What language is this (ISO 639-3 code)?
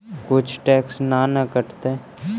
mag